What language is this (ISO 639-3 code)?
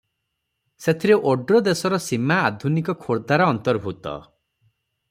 ori